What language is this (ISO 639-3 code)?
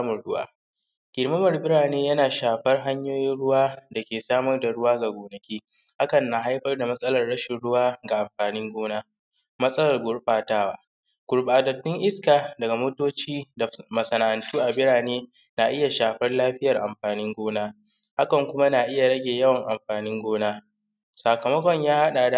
hau